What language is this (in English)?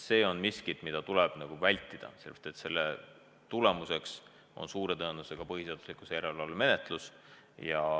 Estonian